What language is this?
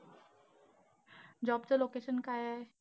Marathi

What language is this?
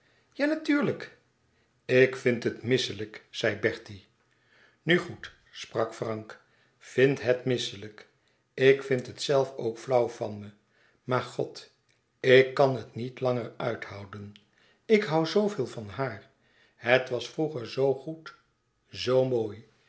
Dutch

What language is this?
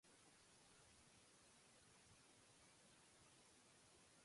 Urdu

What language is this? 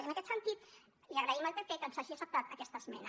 Catalan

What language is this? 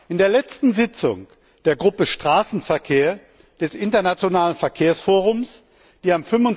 German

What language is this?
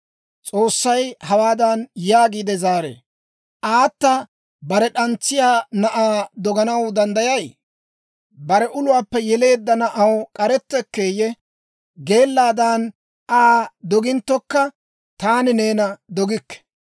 Dawro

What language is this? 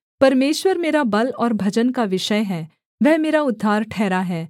Hindi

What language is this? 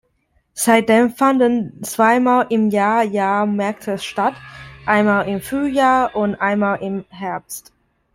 German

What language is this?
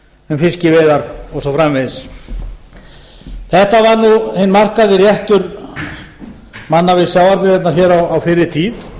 Icelandic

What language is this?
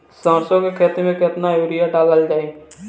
Bhojpuri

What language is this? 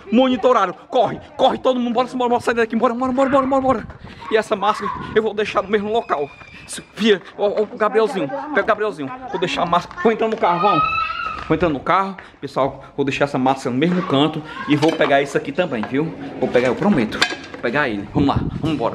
Portuguese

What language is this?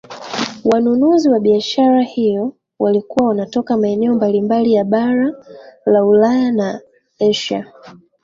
Swahili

